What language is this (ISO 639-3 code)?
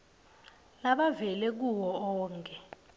ssw